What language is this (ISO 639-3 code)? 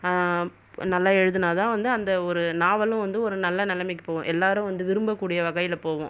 tam